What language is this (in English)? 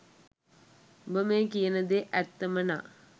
Sinhala